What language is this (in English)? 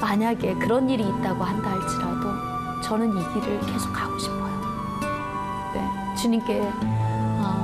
Korean